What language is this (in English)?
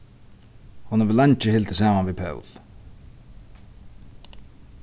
Faroese